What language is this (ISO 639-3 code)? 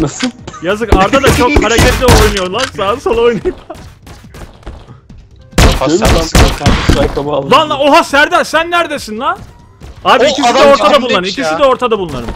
tur